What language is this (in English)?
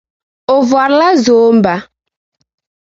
Dagbani